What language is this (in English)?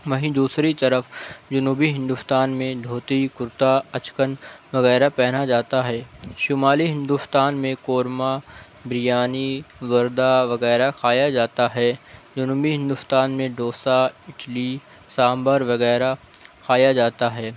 Urdu